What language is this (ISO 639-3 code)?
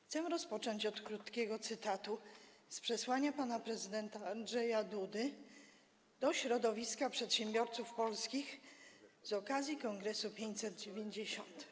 pol